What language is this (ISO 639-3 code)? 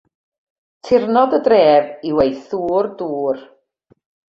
cym